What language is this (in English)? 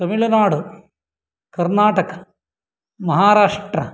Sanskrit